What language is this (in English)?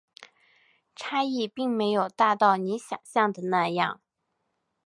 Chinese